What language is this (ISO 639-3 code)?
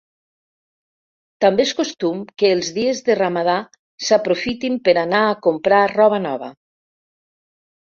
cat